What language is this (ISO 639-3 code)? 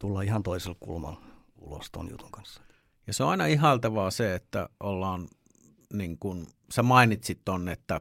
fin